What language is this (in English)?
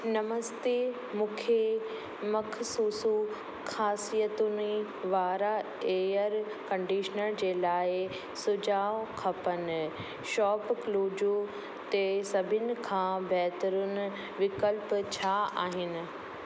Sindhi